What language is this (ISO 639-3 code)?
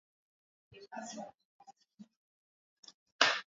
swa